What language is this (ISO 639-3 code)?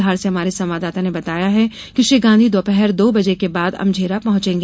hin